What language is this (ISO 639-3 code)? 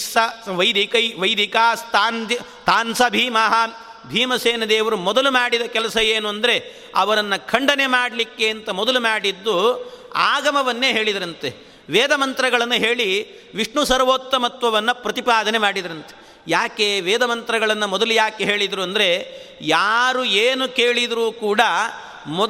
kan